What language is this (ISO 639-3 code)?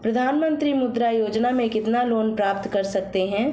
hin